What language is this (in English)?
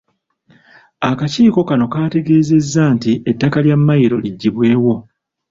Ganda